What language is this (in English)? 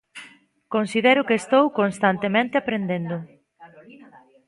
Galician